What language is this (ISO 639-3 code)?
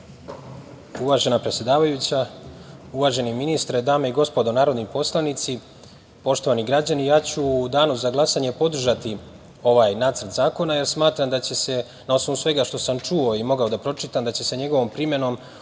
srp